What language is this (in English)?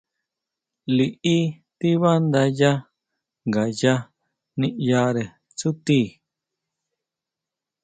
Huautla Mazatec